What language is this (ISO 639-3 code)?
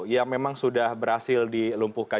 ind